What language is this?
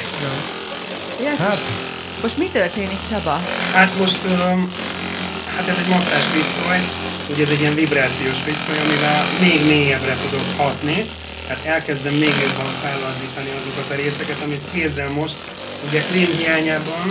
Hungarian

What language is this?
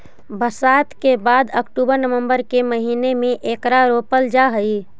Magahi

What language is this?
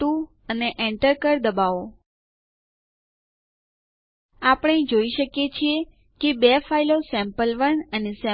Gujarati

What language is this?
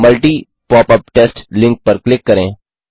Hindi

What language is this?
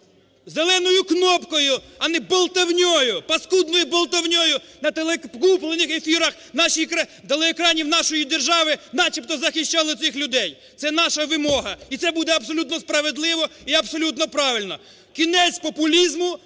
Ukrainian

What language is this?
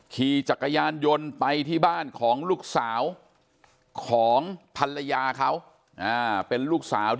Thai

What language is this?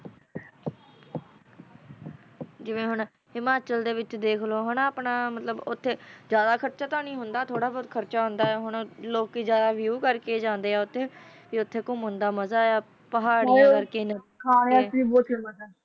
Punjabi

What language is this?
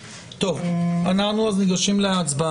Hebrew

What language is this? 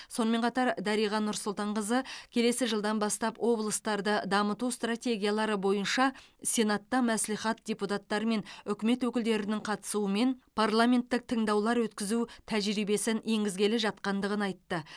Kazakh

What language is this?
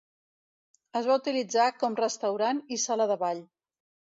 Catalan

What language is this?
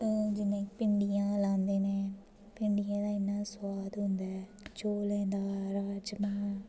Dogri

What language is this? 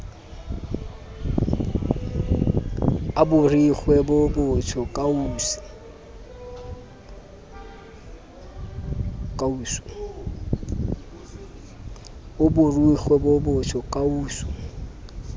Southern Sotho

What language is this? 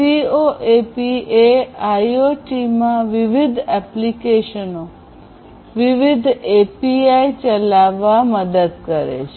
Gujarati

